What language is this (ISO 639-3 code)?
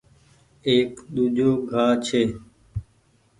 gig